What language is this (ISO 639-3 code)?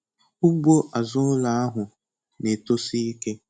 ibo